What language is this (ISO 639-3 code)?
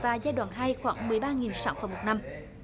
vie